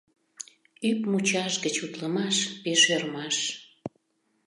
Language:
Mari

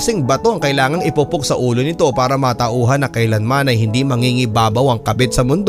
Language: Filipino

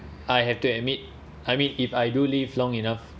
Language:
English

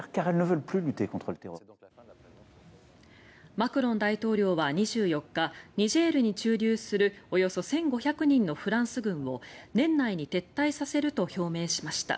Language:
Japanese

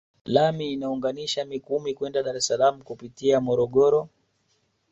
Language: Swahili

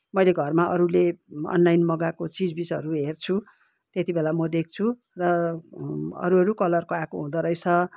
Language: Nepali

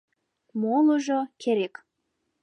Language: Mari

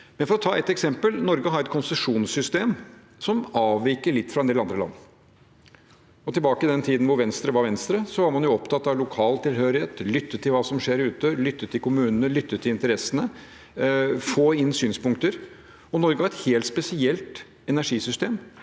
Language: Norwegian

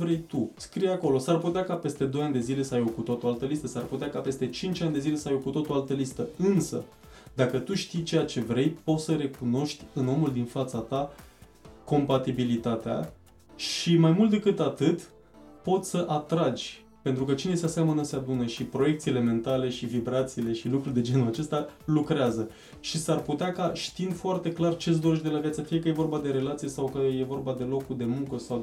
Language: Romanian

